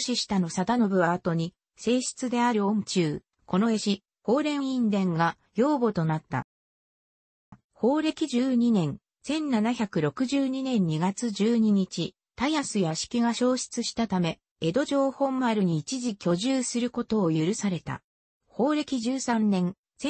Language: Japanese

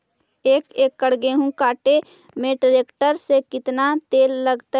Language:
Magahi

